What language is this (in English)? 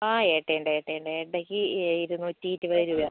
Malayalam